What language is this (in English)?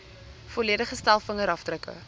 Afrikaans